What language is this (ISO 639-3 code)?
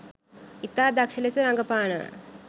sin